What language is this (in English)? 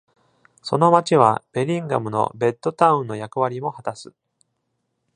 Japanese